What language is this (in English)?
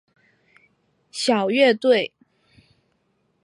Chinese